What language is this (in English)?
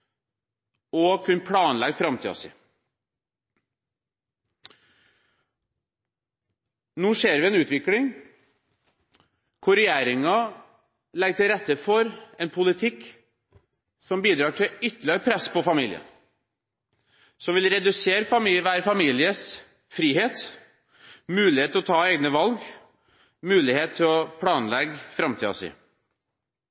Norwegian Bokmål